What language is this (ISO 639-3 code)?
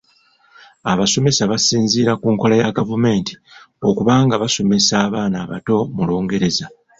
lug